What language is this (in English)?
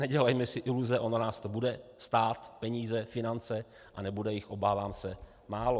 Czech